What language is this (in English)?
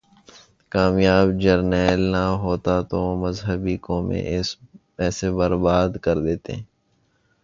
Urdu